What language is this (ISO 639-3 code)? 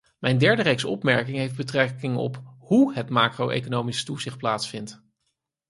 nld